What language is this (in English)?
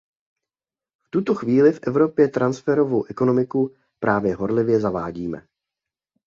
Czech